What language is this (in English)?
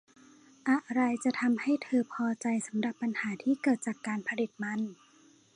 Thai